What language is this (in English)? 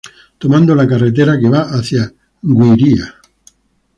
Spanish